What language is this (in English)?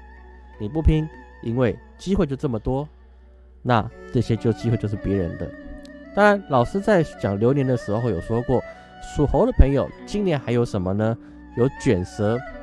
Chinese